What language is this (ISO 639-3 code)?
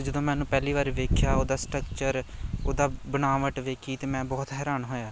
pan